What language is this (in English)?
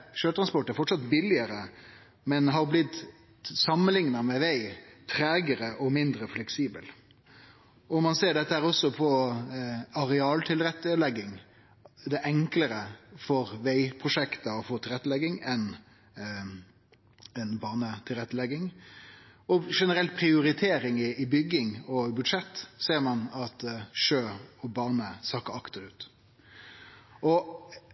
Norwegian Nynorsk